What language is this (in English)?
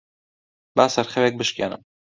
Central Kurdish